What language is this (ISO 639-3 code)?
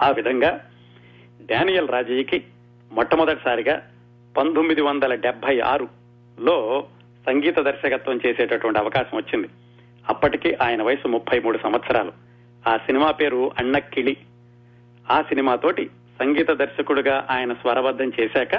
tel